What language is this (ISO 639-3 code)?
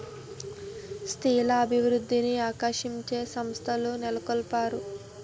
tel